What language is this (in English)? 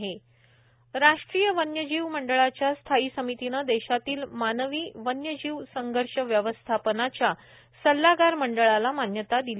Marathi